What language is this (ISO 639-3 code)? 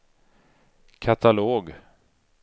swe